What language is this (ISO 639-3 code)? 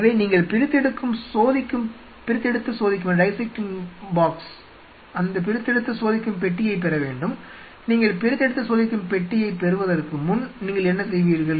tam